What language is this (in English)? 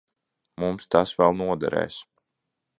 Latvian